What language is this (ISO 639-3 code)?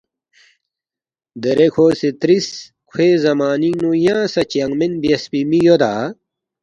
bft